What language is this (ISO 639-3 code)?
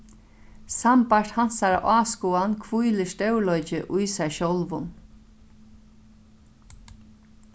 fao